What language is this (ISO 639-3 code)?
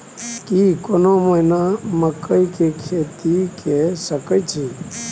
mai